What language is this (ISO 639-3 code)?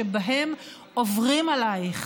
heb